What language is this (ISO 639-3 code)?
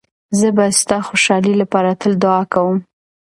pus